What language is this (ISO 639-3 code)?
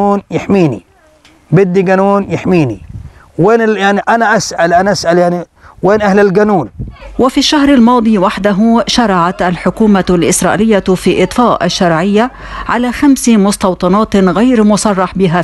ara